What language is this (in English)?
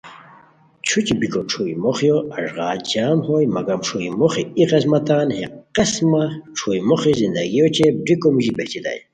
Khowar